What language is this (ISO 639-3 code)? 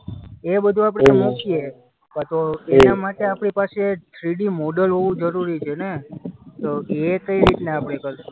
guj